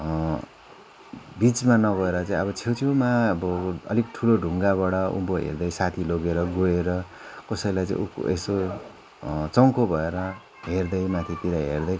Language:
Nepali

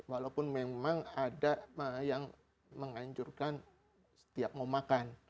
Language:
Indonesian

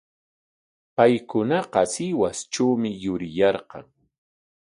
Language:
Corongo Ancash Quechua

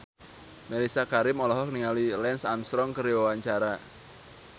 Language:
Sundanese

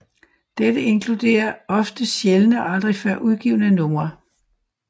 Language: Danish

